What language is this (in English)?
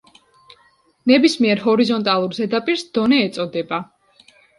Georgian